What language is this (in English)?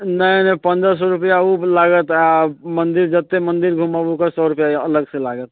Maithili